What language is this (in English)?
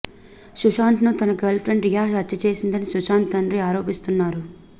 Telugu